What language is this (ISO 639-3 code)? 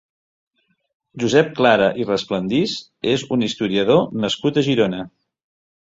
cat